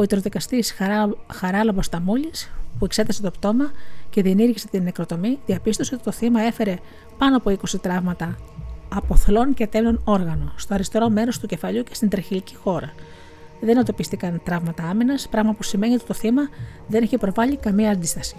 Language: Greek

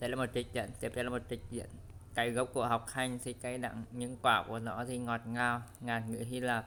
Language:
Vietnamese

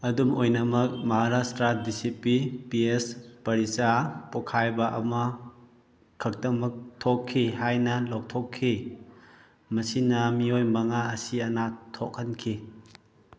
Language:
Manipuri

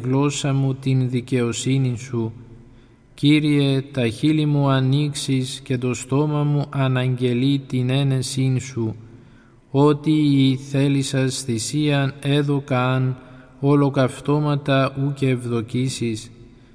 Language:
Greek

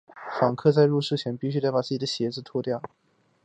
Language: Chinese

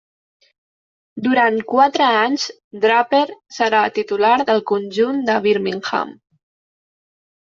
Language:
Catalan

